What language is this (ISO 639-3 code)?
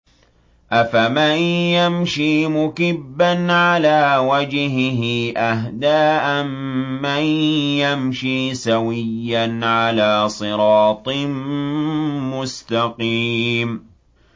ara